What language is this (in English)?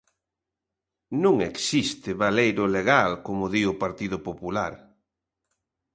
Galician